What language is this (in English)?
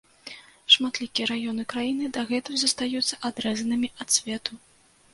Belarusian